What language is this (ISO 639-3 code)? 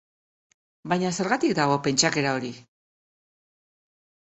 eus